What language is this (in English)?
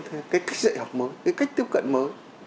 Vietnamese